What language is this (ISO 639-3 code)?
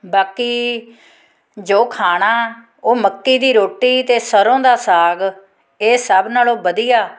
pan